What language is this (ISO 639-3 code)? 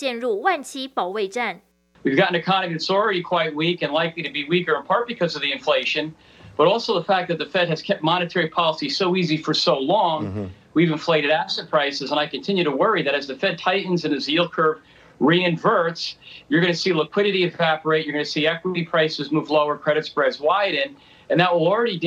zho